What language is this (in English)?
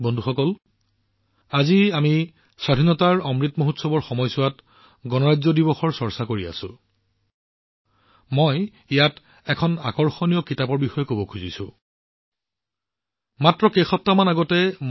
Assamese